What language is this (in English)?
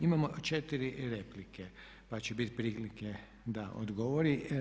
Croatian